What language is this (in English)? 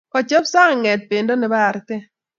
Kalenjin